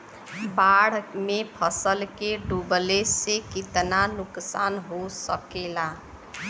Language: Bhojpuri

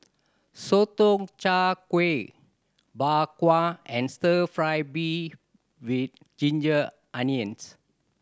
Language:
English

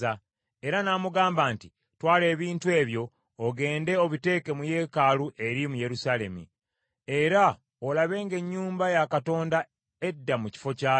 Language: Ganda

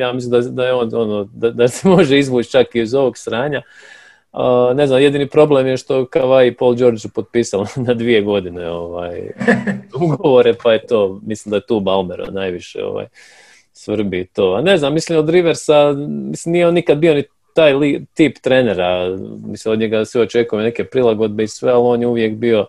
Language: Croatian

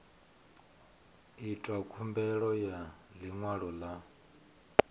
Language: Venda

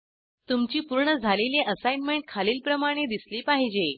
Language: Marathi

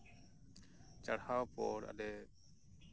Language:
Santali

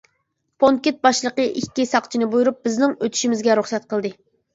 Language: Uyghur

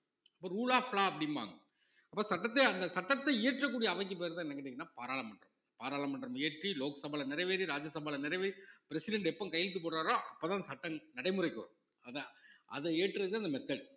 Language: Tamil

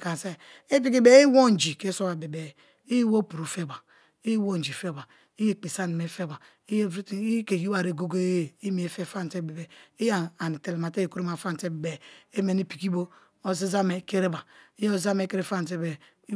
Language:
Kalabari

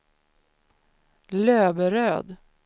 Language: Swedish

